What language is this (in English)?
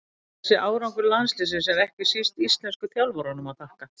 Icelandic